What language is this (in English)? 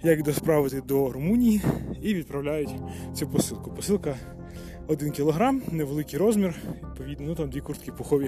Ukrainian